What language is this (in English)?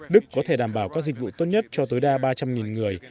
Vietnamese